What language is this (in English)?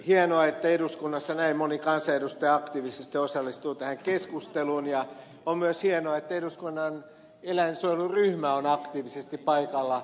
Finnish